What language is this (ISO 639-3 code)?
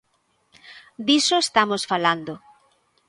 glg